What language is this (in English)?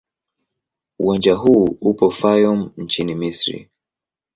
Swahili